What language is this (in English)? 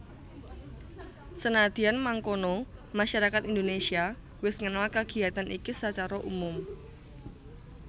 Javanese